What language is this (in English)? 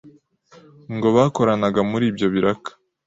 Kinyarwanda